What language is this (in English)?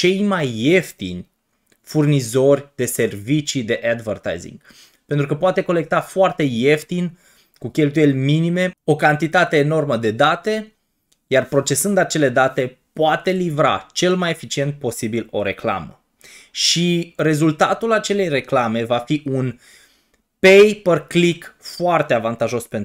Romanian